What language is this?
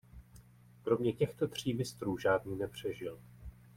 Czech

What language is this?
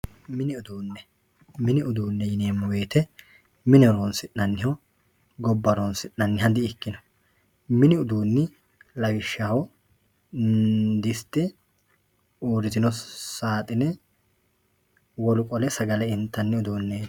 Sidamo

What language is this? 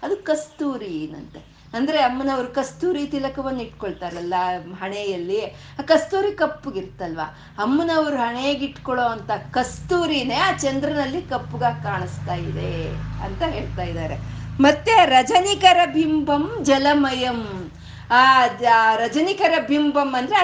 Kannada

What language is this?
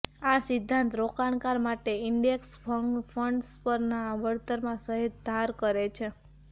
Gujarati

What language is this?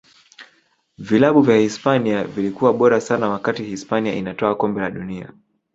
Swahili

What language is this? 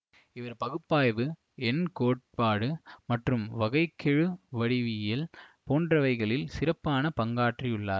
Tamil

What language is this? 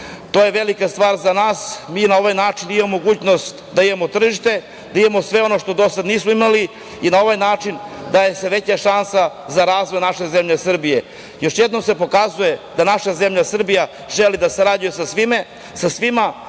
Serbian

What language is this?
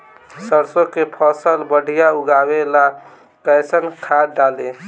Bhojpuri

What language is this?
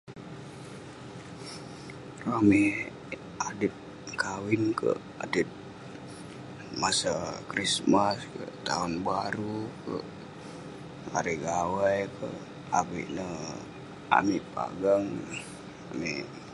Western Penan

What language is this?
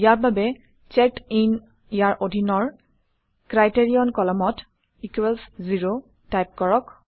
Assamese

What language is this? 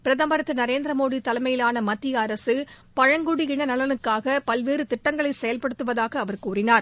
Tamil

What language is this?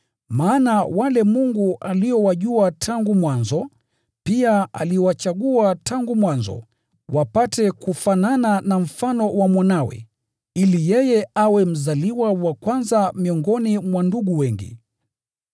Swahili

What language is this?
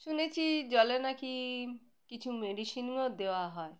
Bangla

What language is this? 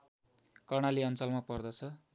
Nepali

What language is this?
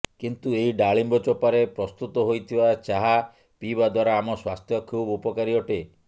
Odia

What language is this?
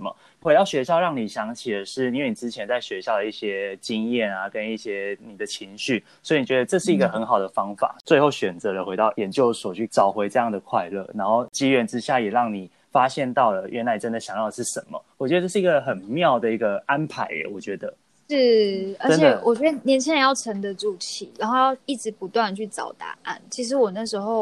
Chinese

